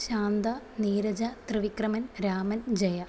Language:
Malayalam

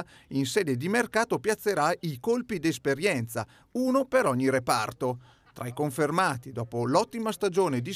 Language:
Italian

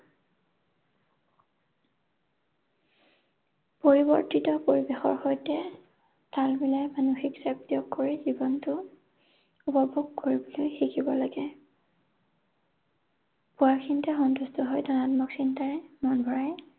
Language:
Assamese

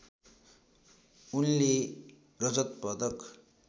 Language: Nepali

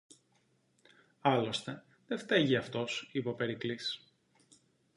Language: Greek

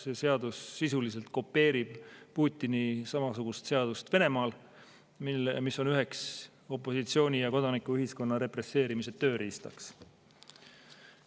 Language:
Estonian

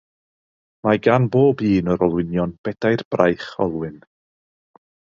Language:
Welsh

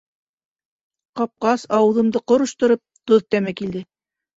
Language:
Bashkir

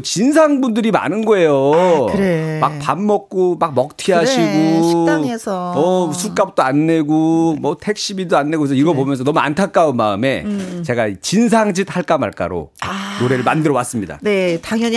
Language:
Korean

